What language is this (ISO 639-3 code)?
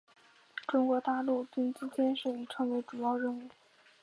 zho